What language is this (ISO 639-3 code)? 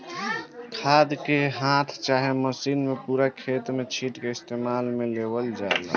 bho